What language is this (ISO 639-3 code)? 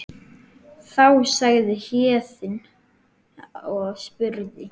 isl